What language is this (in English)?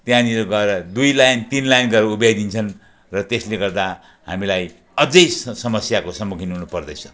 Nepali